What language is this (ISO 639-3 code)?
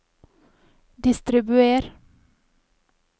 nor